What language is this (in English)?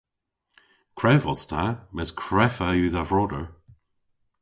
Cornish